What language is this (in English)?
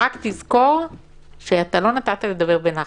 Hebrew